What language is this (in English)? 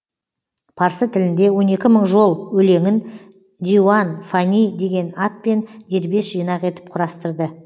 Kazakh